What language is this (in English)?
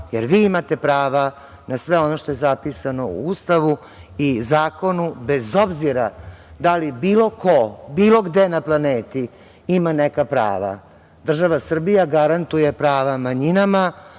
Serbian